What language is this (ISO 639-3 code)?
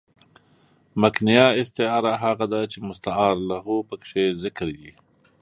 pus